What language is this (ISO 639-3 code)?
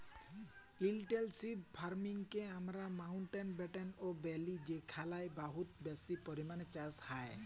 ben